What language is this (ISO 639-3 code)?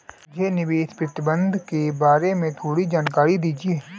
hin